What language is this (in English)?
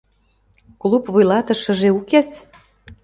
Mari